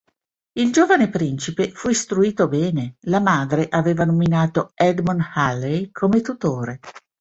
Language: Italian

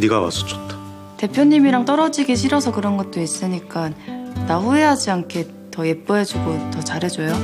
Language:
Korean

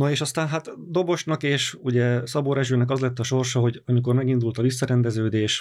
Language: Hungarian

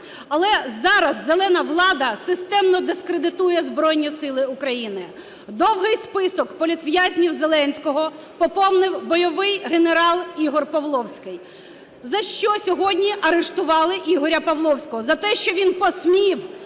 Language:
Ukrainian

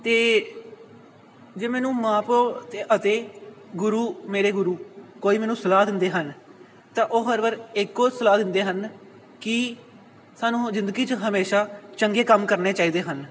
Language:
Punjabi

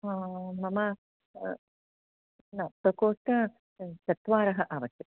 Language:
Sanskrit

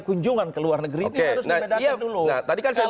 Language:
Indonesian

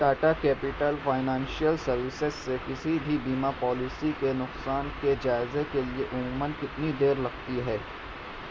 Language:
Urdu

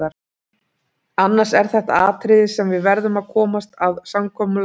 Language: Icelandic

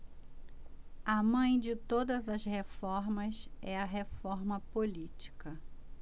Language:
Portuguese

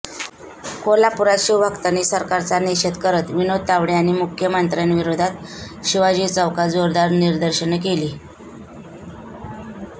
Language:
Marathi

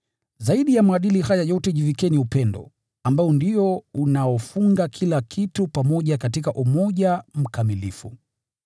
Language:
Swahili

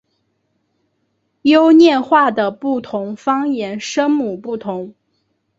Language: Chinese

